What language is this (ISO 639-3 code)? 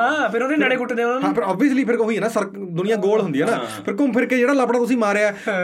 pan